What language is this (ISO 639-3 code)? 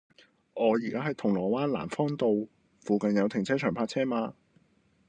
yue